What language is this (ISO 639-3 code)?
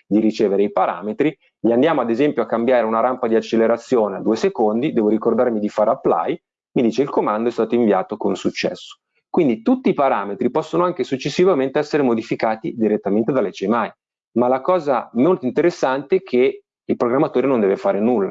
ita